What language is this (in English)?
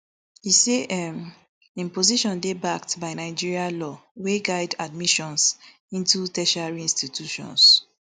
Nigerian Pidgin